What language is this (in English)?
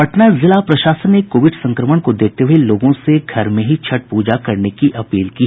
Hindi